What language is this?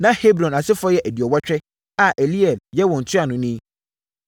Akan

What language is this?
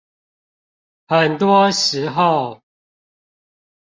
Chinese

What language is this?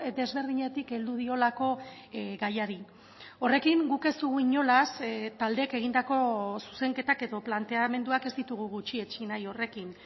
Basque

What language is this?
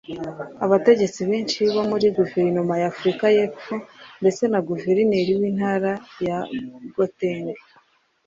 Kinyarwanda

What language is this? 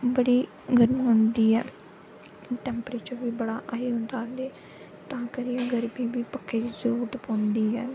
Dogri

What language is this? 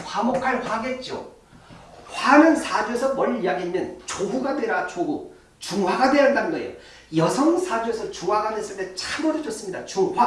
Korean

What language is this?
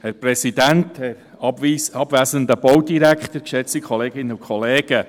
Swiss German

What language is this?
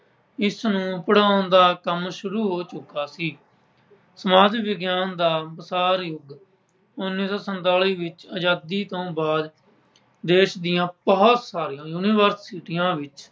Punjabi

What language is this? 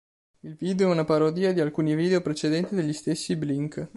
Italian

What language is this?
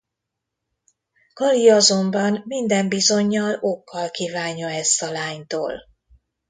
Hungarian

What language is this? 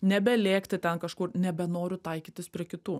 Lithuanian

